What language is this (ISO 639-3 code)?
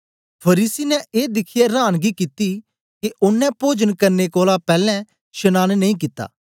doi